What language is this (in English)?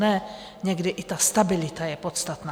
Czech